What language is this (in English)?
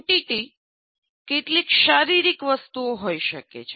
Gujarati